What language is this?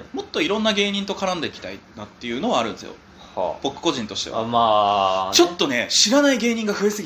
Japanese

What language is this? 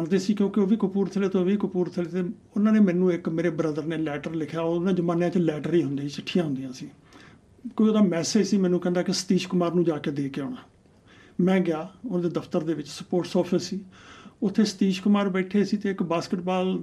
Punjabi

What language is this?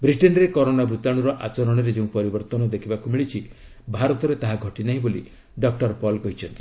Odia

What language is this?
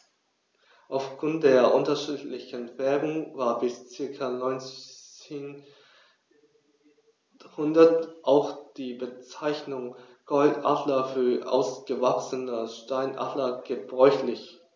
German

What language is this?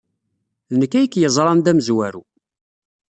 Kabyle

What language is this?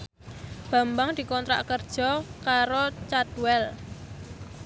Javanese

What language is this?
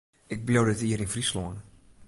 Western Frisian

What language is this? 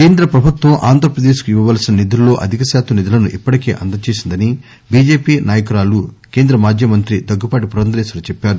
Telugu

